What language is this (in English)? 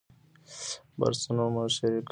Pashto